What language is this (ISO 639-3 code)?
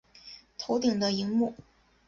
zho